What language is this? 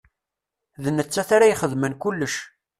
Kabyle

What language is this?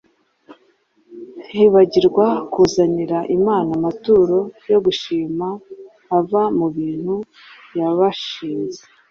Kinyarwanda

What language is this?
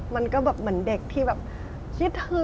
Thai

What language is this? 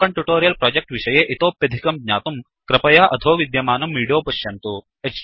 Sanskrit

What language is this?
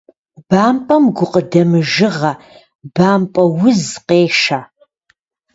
Kabardian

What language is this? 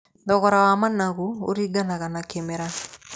Kikuyu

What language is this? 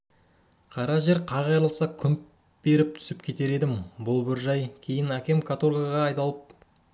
Kazakh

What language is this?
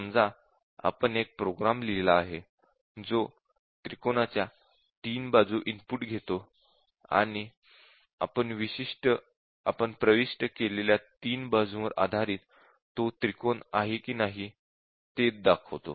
Marathi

